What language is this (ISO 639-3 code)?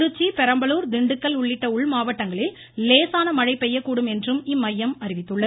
tam